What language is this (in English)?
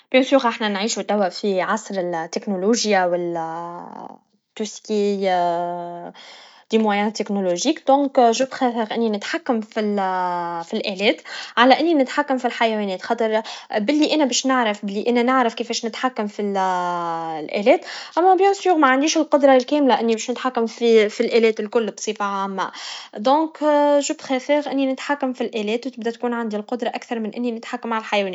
Tunisian Arabic